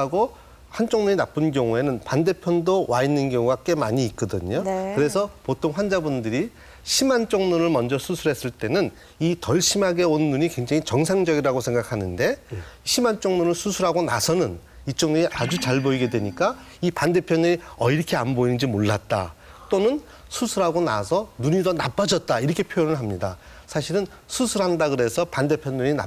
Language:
Korean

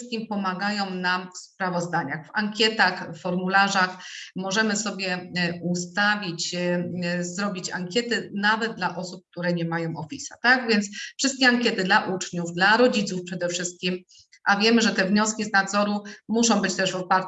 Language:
Polish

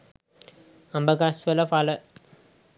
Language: Sinhala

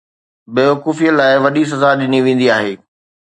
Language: Sindhi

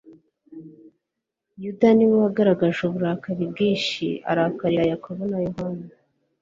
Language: Kinyarwanda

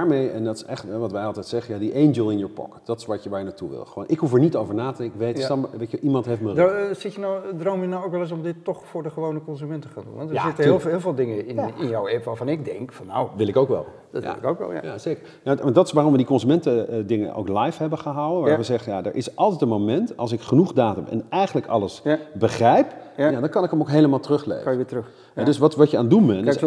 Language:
Dutch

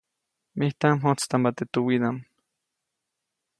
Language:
Copainalá Zoque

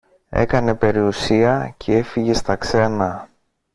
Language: Greek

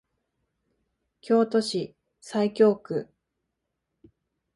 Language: Japanese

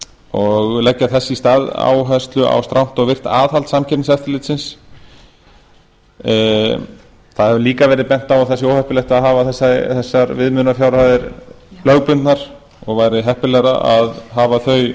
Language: Icelandic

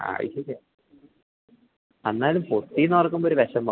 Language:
Malayalam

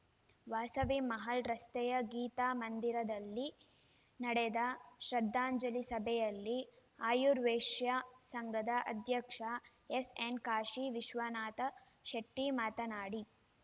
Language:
Kannada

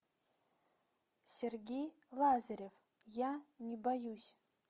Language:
Russian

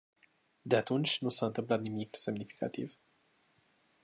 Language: Romanian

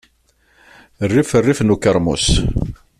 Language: Kabyle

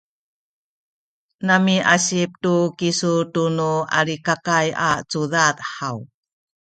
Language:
Sakizaya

